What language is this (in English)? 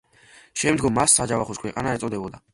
Georgian